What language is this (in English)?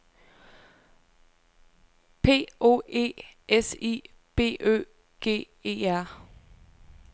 Danish